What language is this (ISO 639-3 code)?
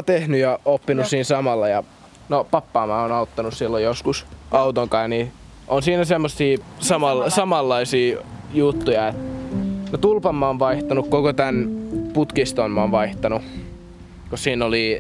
fin